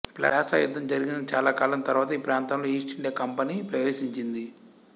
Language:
Telugu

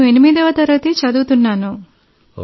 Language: Telugu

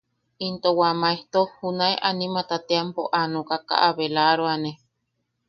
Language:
Yaqui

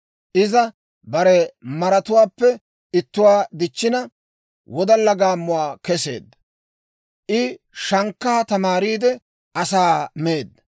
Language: Dawro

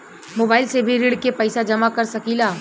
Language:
Bhojpuri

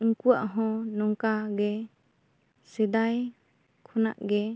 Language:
Santali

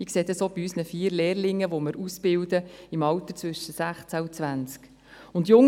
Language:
Swiss German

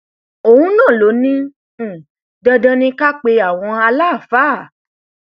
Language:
Yoruba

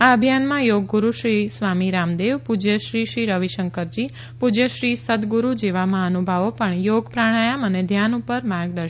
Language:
Gujarati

